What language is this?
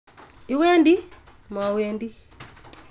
Kalenjin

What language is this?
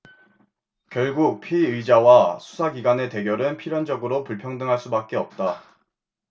Korean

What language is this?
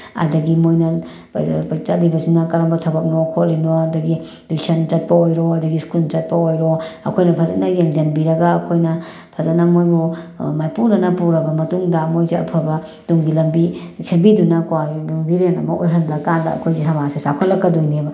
Manipuri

